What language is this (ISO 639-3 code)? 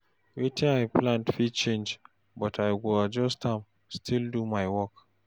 pcm